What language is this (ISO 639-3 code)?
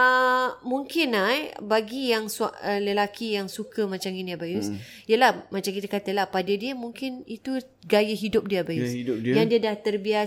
msa